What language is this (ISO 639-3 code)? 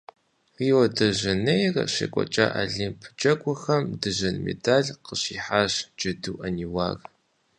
kbd